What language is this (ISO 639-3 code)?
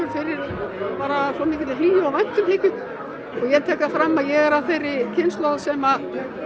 isl